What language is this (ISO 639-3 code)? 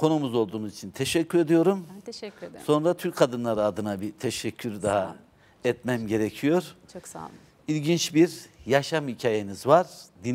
tur